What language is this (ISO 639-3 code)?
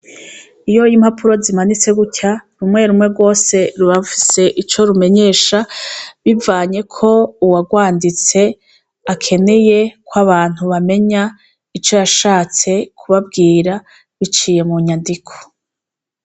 run